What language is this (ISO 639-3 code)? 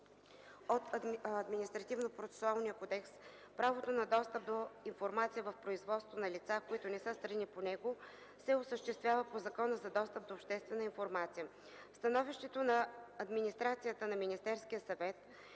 bul